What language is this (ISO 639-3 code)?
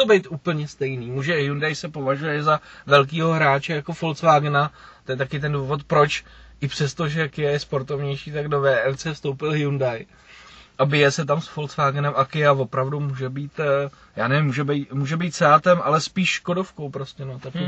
ces